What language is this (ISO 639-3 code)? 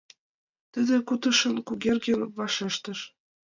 chm